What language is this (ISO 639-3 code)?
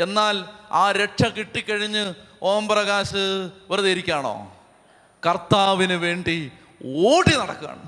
mal